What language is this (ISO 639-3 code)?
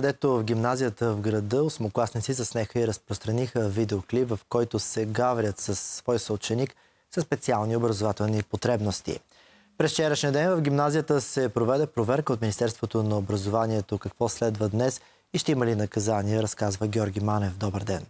bul